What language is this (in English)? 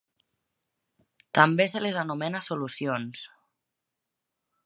Catalan